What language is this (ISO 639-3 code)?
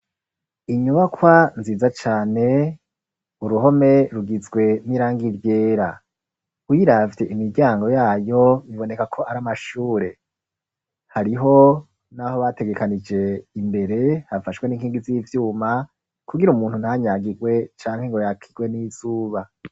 run